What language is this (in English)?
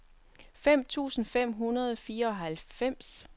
Danish